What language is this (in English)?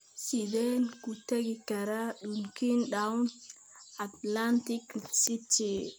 Somali